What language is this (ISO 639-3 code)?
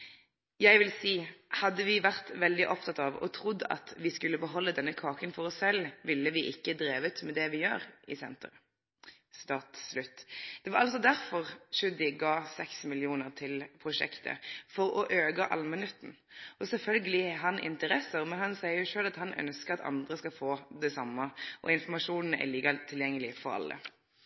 nno